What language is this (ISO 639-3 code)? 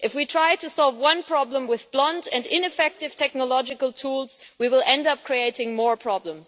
eng